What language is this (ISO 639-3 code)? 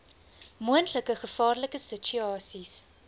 afr